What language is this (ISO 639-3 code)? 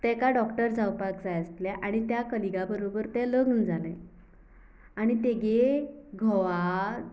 kok